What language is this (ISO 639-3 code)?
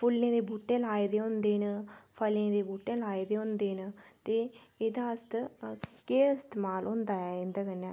doi